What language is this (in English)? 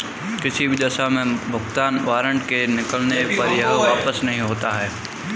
Hindi